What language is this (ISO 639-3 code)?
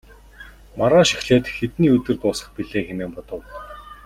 mon